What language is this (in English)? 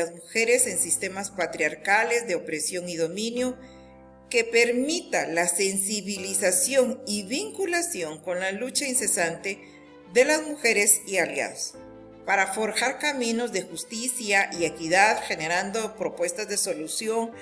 Spanish